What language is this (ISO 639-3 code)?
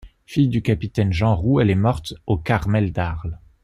fra